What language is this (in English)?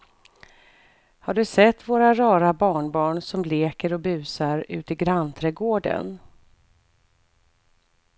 Swedish